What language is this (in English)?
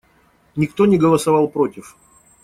Russian